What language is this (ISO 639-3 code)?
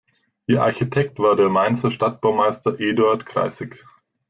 deu